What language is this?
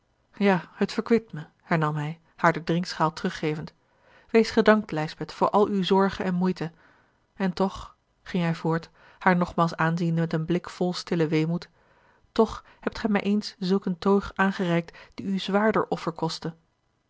Dutch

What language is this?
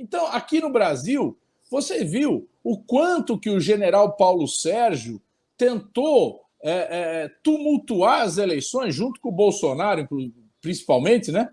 Portuguese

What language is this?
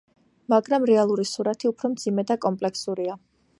Georgian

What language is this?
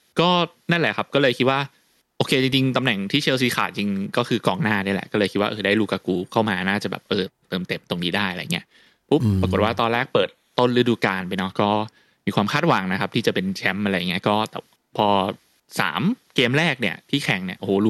Thai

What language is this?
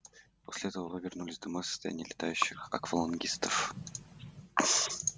Russian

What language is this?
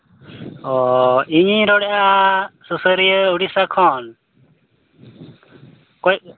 Santali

